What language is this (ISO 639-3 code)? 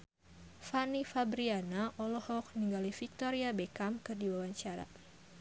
sun